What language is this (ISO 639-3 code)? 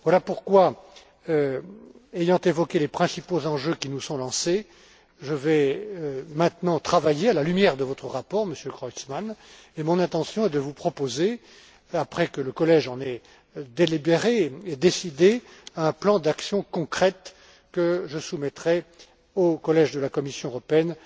fra